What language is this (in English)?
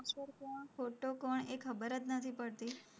Gujarati